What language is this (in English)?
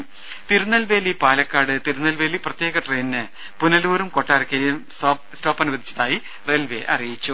Malayalam